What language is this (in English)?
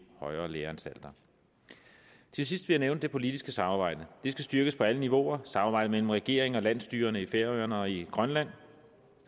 Danish